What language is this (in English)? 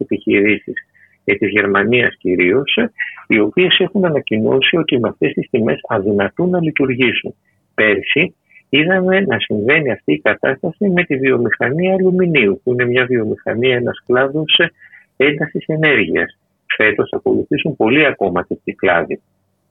Greek